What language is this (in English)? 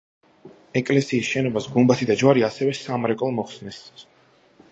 Georgian